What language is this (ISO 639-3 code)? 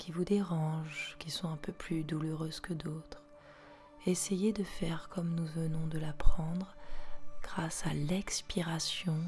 fra